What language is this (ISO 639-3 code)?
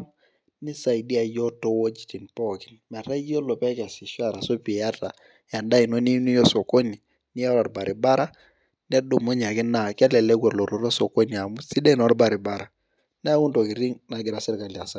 mas